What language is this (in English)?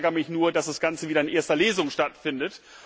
German